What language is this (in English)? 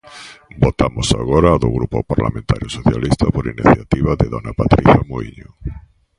Galician